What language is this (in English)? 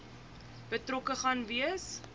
Afrikaans